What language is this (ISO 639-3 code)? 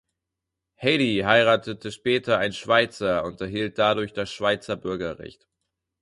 deu